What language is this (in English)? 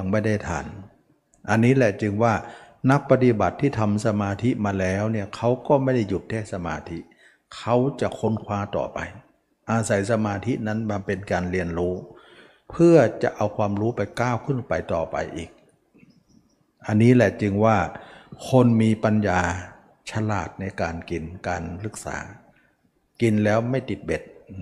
Thai